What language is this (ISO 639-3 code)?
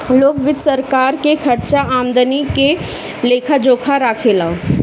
bho